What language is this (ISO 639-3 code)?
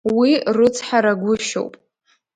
abk